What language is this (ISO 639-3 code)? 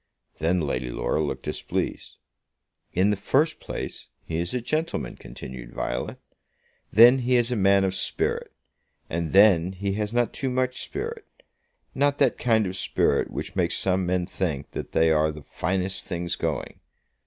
eng